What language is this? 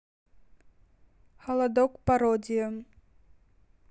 Russian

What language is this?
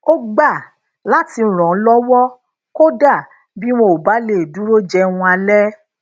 Yoruba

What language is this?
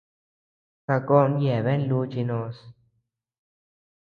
Tepeuxila Cuicatec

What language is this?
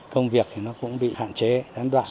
Vietnamese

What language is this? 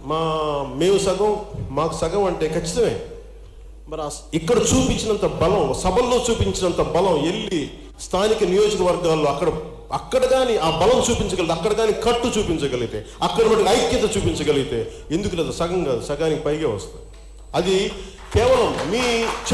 Telugu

